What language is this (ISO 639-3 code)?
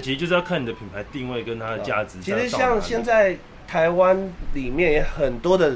zho